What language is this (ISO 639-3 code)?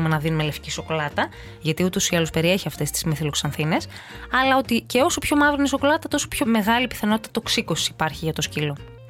ell